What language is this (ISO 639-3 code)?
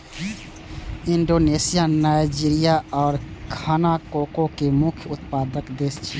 mai